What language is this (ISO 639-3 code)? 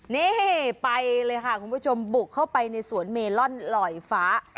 tha